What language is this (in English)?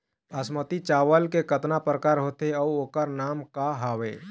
Chhattisgarhi